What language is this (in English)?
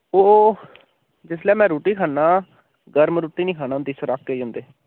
Dogri